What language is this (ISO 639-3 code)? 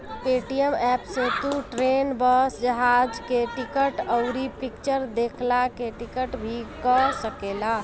bho